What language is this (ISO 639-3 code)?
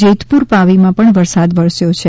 guj